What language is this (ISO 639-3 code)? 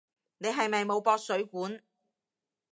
yue